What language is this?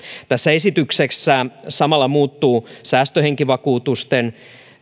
Finnish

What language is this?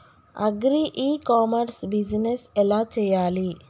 Telugu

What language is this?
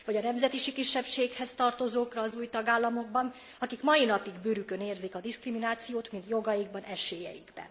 Hungarian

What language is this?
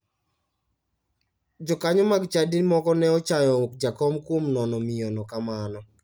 Luo (Kenya and Tanzania)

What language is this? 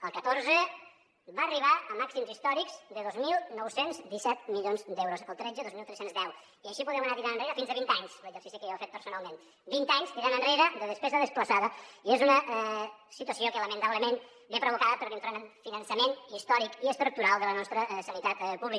Catalan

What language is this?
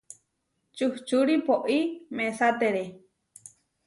Huarijio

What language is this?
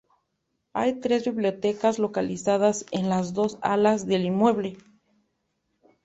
Spanish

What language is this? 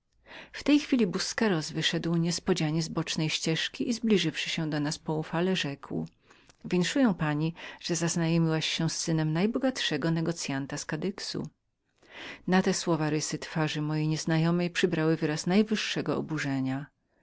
Polish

